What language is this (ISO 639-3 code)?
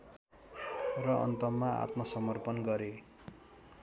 nep